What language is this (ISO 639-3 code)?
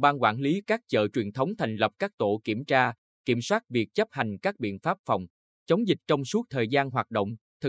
vie